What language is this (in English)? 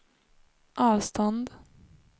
Swedish